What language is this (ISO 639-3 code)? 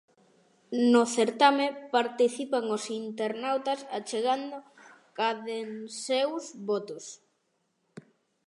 glg